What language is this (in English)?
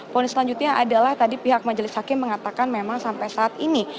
Indonesian